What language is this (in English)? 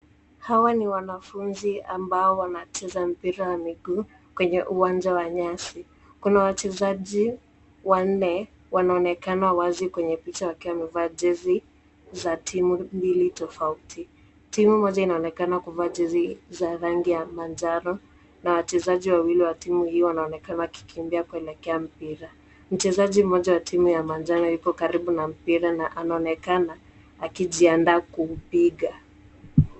Swahili